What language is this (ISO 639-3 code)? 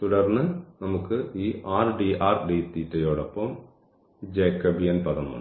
mal